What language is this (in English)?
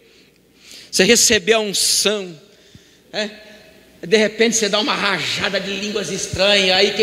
Portuguese